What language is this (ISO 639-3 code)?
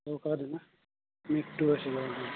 asm